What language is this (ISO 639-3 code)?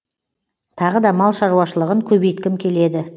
kaz